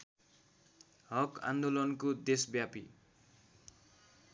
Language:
Nepali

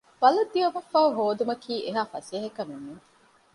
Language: Divehi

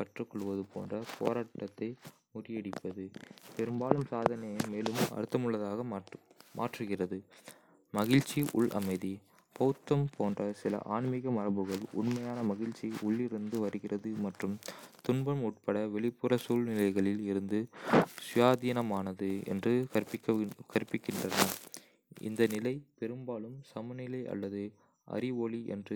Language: Kota (India)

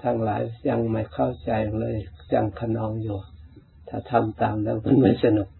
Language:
Thai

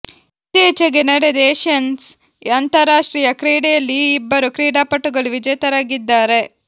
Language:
Kannada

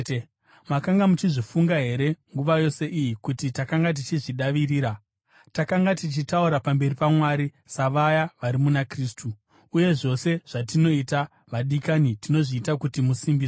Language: Shona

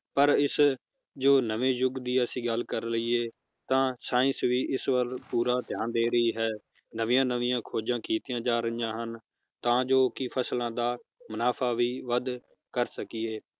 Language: Punjabi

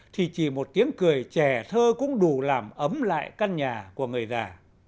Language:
Vietnamese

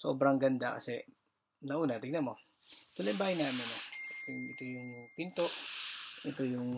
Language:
Filipino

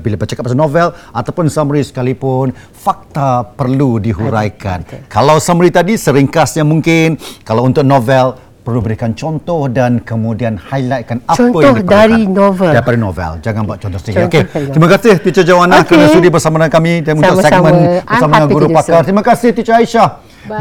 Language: Malay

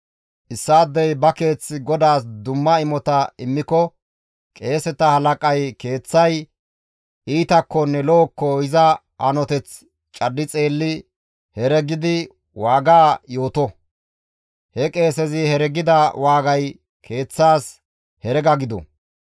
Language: Gamo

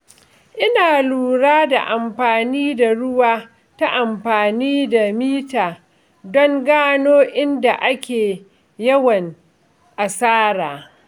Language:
Hausa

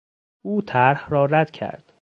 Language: Persian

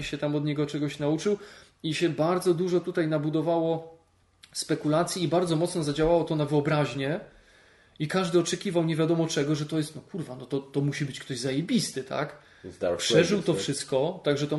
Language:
Polish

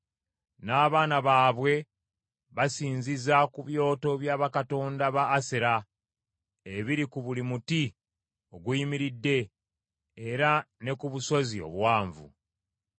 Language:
Ganda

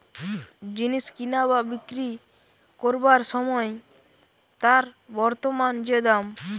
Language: Bangla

